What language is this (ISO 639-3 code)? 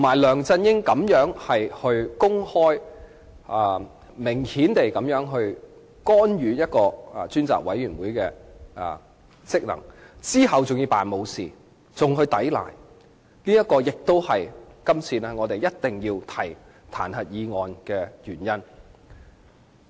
yue